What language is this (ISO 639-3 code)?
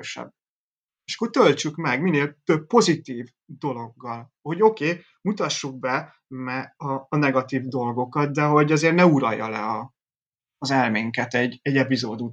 hun